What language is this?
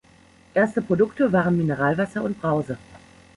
German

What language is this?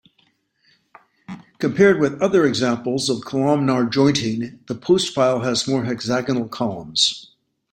English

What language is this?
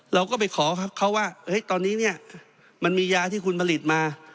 Thai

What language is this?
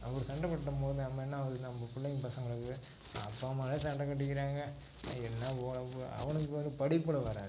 Tamil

